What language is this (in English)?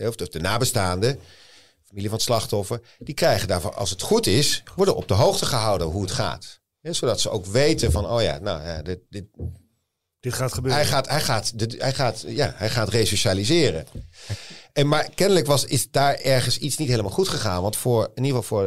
Dutch